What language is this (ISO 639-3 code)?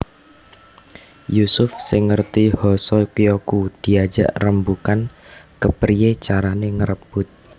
jav